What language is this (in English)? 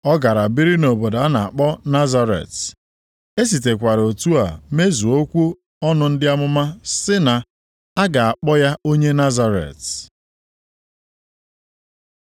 Igbo